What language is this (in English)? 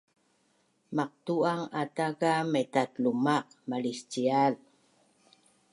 Bunun